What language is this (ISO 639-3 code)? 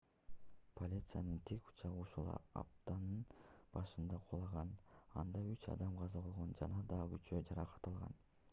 kir